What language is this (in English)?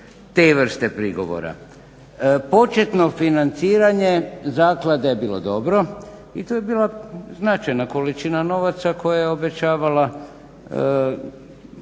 Croatian